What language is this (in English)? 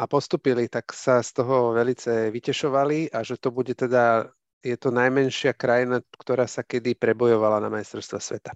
Slovak